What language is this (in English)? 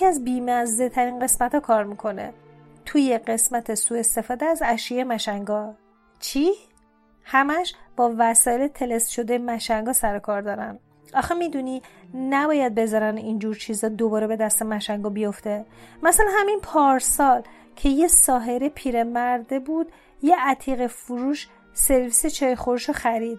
Persian